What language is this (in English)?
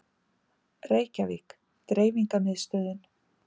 Icelandic